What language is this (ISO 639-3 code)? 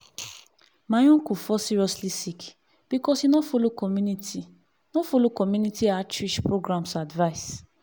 pcm